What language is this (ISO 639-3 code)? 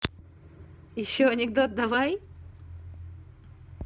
rus